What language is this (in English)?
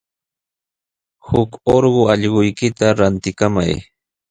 Sihuas Ancash Quechua